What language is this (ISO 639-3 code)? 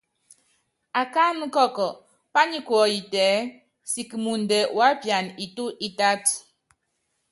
yav